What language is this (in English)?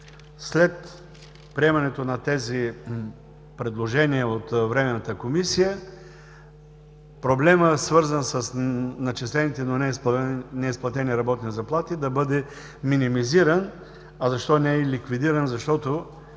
Bulgarian